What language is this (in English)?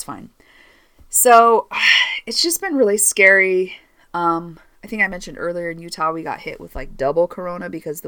English